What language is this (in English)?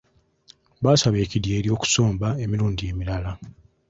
Ganda